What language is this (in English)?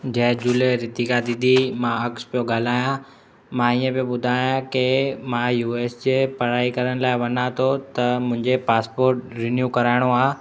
Sindhi